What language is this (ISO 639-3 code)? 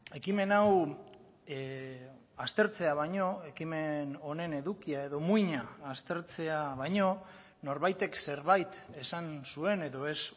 eus